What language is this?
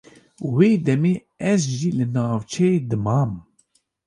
Kurdish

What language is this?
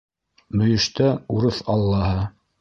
Bashkir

